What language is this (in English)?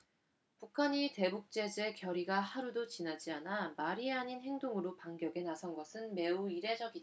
Korean